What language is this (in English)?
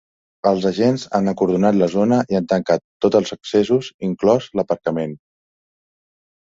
Catalan